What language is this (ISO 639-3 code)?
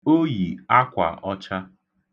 ibo